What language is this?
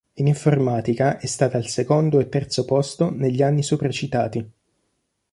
Italian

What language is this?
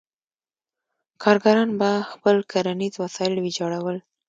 Pashto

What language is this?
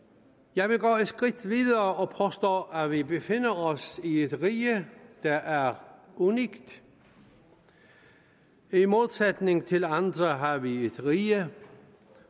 Danish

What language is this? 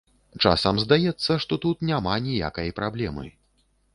Belarusian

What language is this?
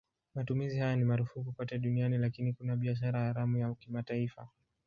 Swahili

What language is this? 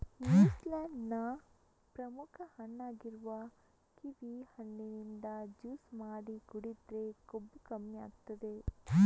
Kannada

